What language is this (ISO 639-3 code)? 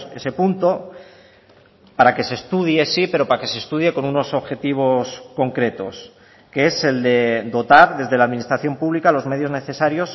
spa